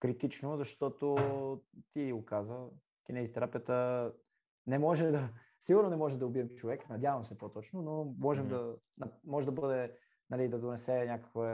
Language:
Bulgarian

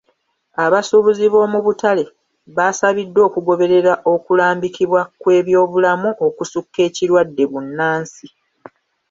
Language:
Ganda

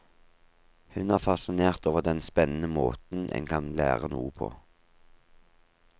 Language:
Norwegian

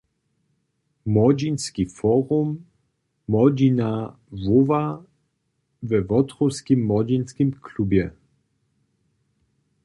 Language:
Upper Sorbian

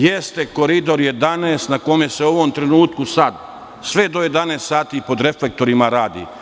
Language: Serbian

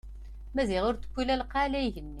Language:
Kabyle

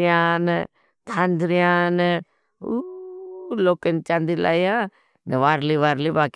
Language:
Bhili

